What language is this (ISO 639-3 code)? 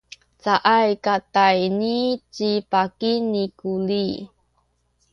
szy